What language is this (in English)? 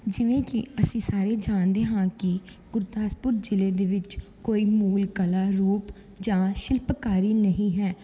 Punjabi